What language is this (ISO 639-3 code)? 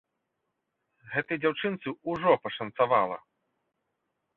bel